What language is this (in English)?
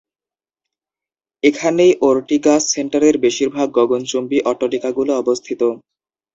Bangla